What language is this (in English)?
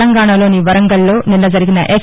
Telugu